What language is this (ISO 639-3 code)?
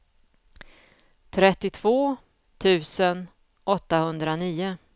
swe